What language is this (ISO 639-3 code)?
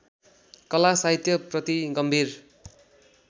nep